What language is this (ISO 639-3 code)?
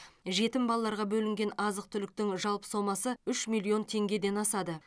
kaz